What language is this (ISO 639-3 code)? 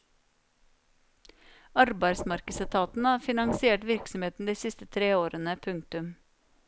nor